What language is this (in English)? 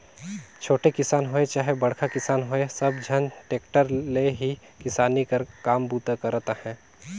Chhattisgarhi